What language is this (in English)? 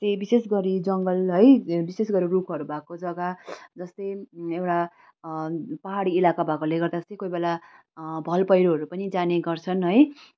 Nepali